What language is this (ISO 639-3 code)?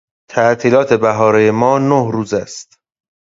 fas